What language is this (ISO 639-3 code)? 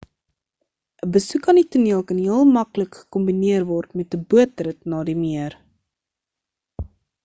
afr